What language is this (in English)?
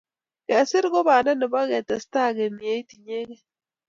Kalenjin